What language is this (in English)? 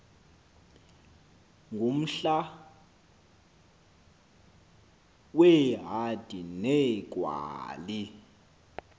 Xhosa